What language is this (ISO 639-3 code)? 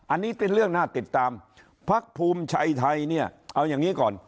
tha